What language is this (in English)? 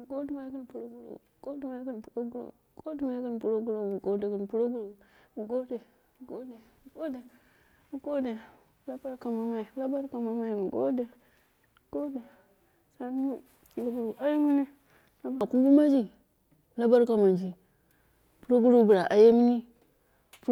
Dera (Nigeria)